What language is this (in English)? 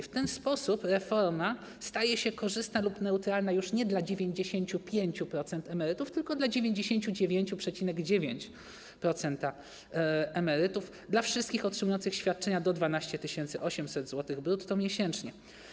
Polish